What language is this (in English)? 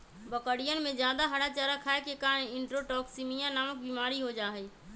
Magahi